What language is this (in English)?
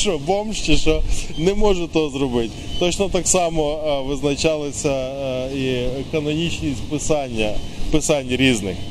Ukrainian